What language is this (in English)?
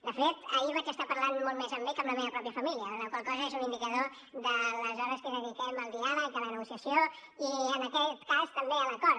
Catalan